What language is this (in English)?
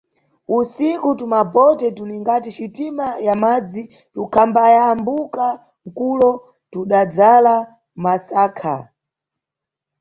Nyungwe